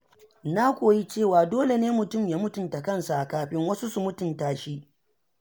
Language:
Hausa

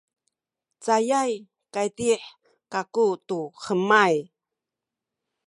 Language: Sakizaya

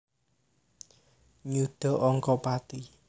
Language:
Javanese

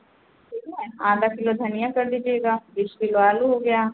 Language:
Hindi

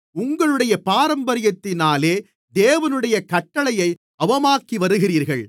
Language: Tamil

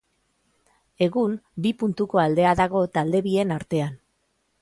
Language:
Basque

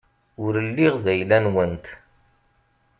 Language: Kabyle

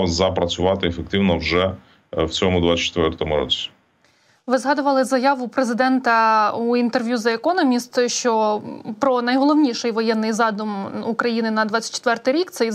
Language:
Ukrainian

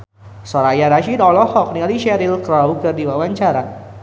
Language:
Sundanese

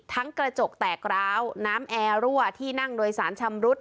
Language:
Thai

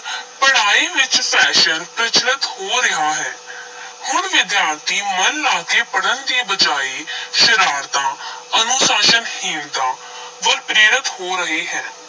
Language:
Punjabi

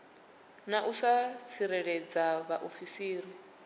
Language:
Venda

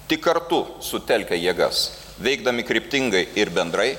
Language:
Lithuanian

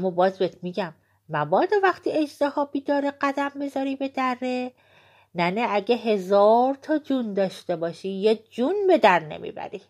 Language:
Persian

